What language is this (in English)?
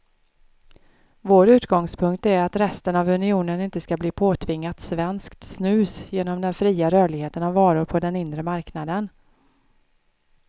Swedish